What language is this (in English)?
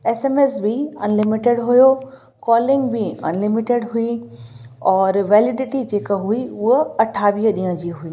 Sindhi